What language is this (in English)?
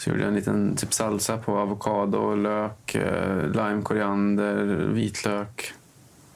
Swedish